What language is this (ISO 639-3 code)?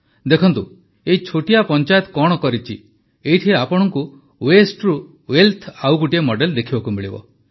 ori